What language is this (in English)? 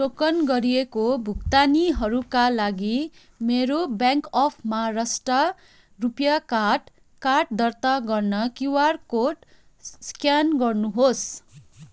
Nepali